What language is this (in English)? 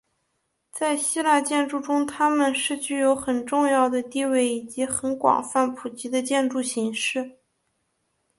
Chinese